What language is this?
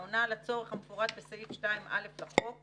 Hebrew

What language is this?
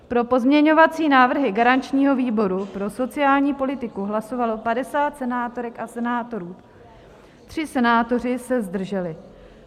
Czech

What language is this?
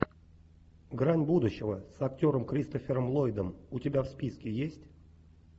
Russian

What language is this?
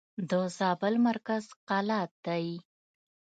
Pashto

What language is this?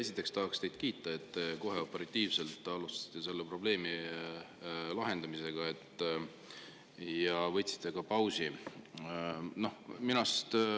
Estonian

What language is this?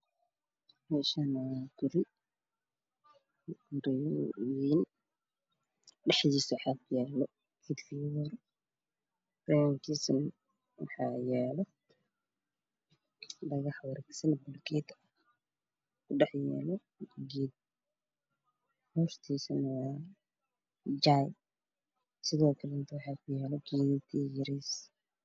Somali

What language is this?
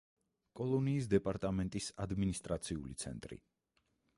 Georgian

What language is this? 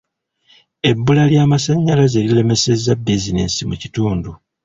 Ganda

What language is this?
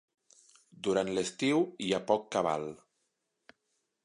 Catalan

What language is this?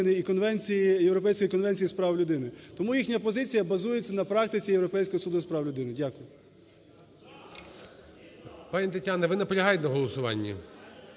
Ukrainian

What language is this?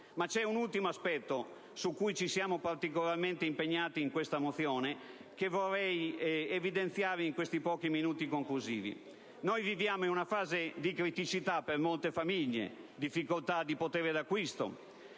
Italian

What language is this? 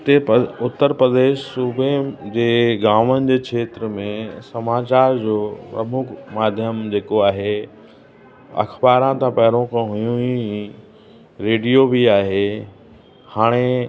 Sindhi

